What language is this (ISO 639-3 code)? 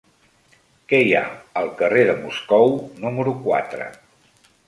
cat